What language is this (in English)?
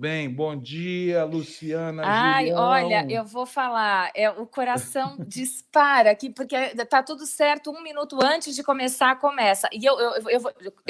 Portuguese